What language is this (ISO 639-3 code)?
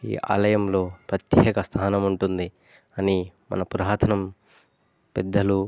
tel